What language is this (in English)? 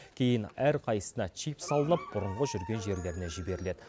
Kazakh